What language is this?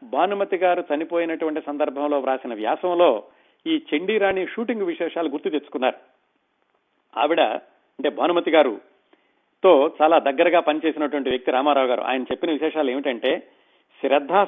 Telugu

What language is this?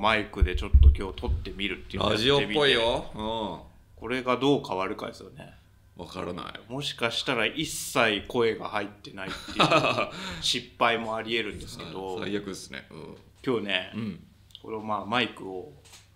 Japanese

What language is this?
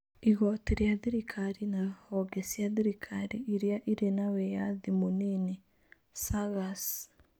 Kikuyu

